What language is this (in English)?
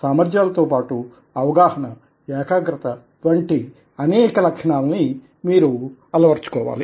Telugu